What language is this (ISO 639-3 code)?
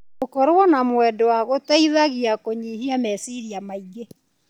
kik